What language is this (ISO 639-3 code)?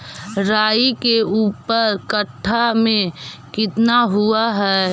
mag